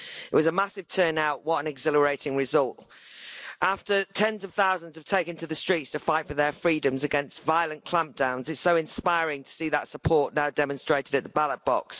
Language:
English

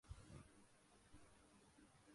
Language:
Urdu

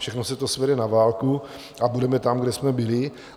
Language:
Czech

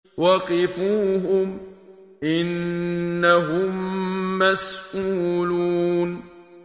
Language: Arabic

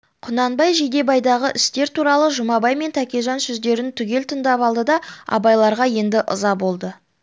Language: Kazakh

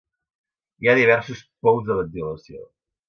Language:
Catalan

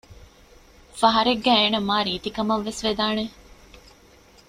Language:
Divehi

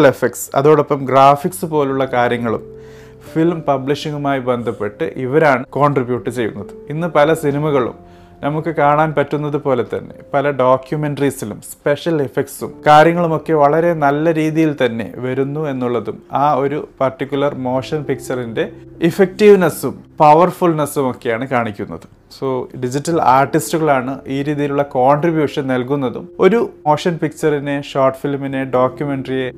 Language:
Malayalam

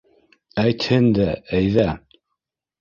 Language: Bashkir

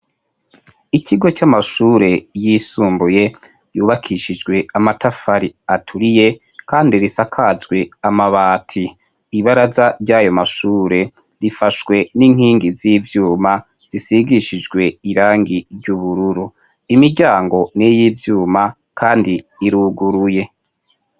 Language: Rundi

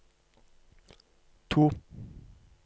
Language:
Norwegian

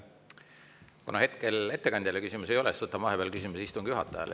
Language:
Estonian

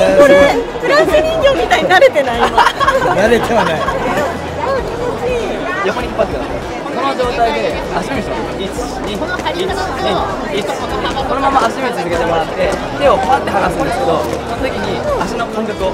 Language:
Japanese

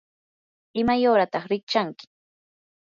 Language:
Yanahuanca Pasco Quechua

